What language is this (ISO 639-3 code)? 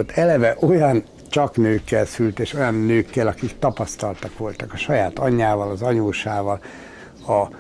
hun